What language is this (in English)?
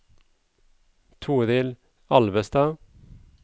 Norwegian